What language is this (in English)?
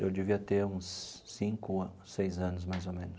Portuguese